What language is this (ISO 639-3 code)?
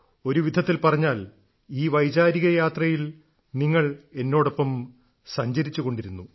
mal